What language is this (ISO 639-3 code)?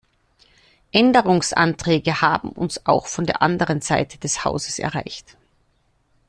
deu